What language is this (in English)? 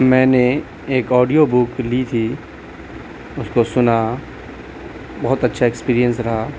Urdu